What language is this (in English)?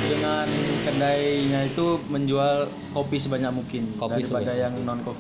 Indonesian